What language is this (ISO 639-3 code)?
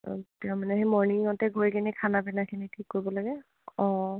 asm